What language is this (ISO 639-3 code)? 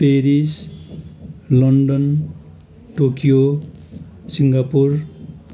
nep